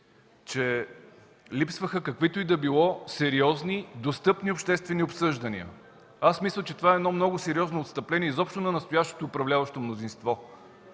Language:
Bulgarian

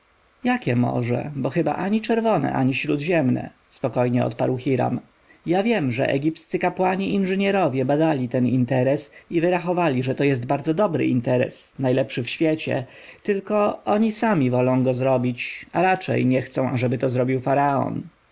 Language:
Polish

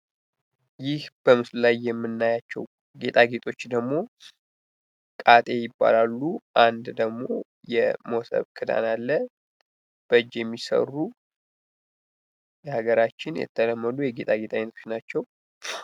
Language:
Amharic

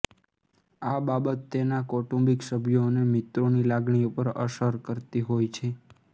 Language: Gujarati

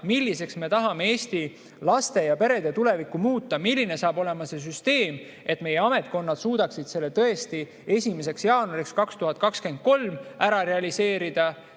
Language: Estonian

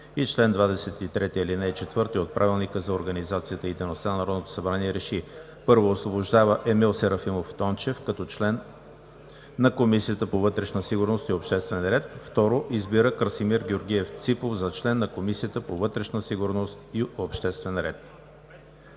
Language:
Bulgarian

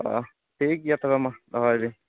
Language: Santali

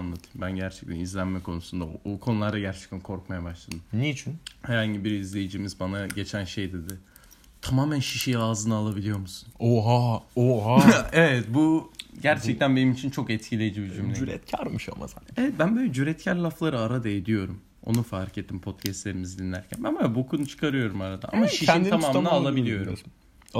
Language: Turkish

